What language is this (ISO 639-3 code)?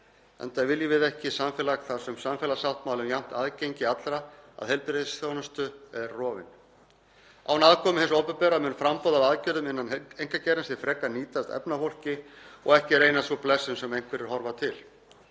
isl